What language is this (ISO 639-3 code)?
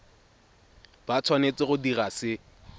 tsn